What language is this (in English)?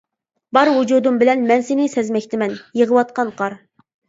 Uyghur